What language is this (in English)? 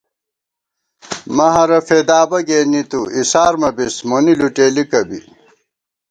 Gawar-Bati